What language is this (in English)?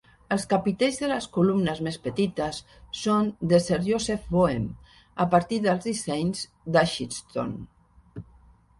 Catalan